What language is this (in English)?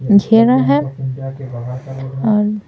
Hindi